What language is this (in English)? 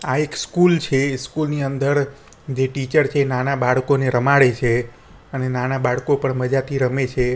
Gujarati